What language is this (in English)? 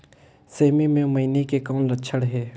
Chhattisgarhi